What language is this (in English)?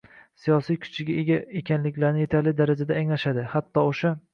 Uzbek